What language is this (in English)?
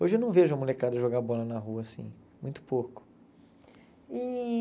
Portuguese